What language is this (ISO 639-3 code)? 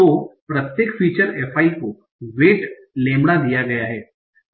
hin